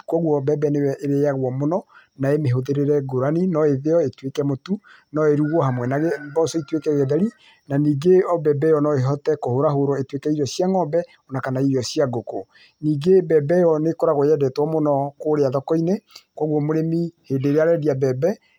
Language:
Kikuyu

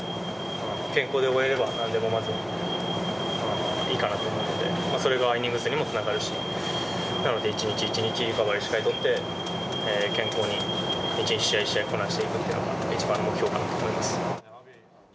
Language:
Japanese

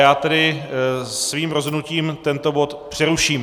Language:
Czech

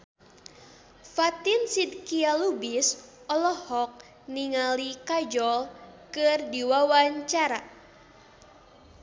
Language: Sundanese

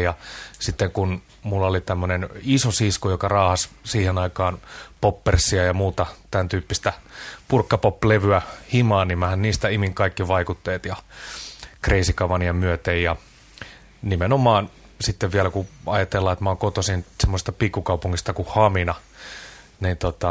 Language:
Finnish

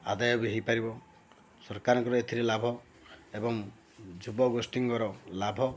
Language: Odia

